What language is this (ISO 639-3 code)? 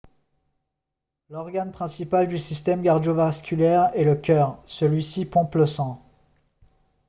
fra